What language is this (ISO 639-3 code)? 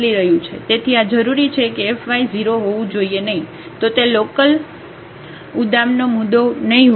guj